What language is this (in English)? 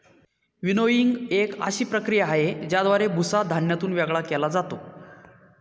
Marathi